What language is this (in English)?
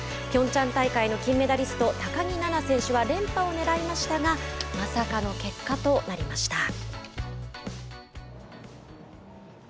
Japanese